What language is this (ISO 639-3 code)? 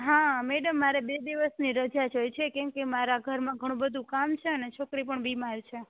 guj